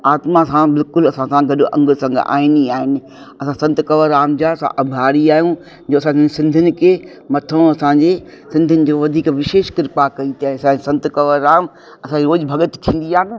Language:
Sindhi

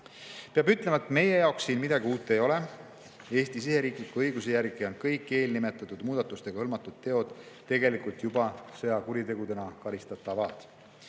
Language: Estonian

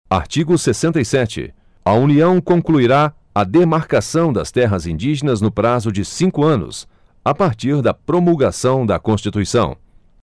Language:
Portuguese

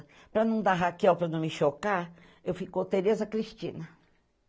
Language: Portuguese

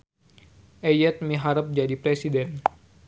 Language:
Sundanese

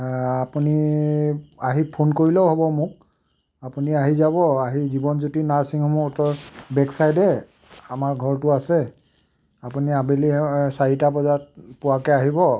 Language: Assamese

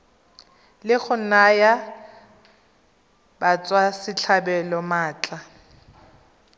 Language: Tswana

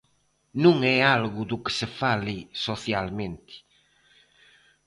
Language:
Galician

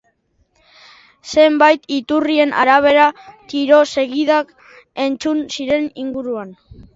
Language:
Basque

